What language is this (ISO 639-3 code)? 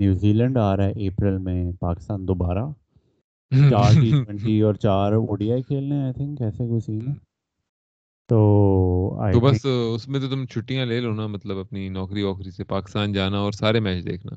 urd